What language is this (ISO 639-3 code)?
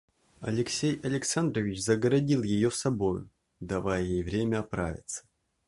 rus